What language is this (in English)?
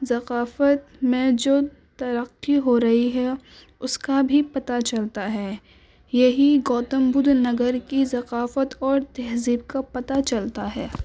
Urdu